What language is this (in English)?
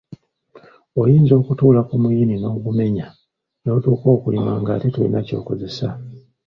Ganda